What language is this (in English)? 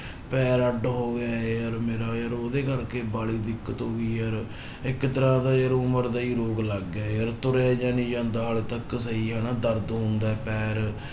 Punjabi